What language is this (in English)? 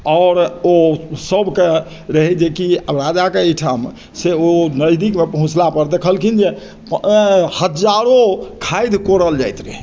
Maithili